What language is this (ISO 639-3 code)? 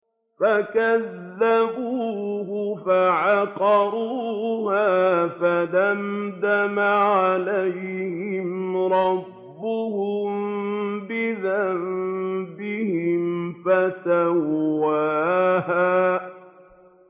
ara